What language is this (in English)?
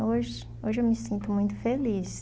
Portuguese